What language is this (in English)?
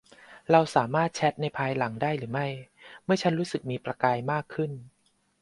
Thai